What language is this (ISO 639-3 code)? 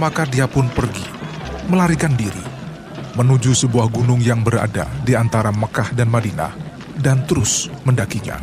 ind